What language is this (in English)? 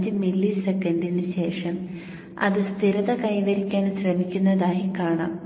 Malayalam